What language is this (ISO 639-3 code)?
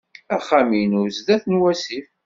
kab